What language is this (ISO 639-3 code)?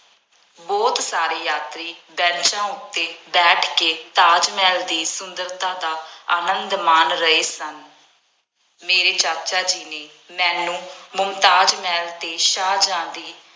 pan